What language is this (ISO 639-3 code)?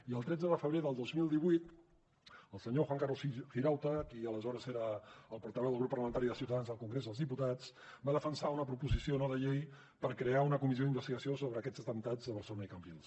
cat